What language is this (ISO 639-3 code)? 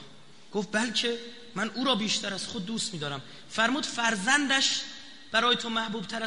fas